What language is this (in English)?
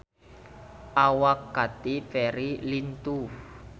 Sundanese